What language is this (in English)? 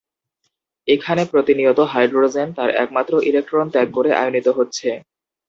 Bangla